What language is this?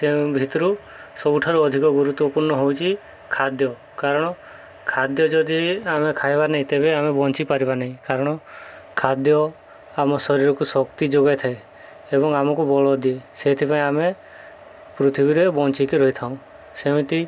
Odia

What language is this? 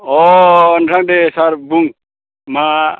Bodo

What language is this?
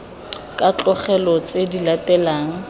Tswana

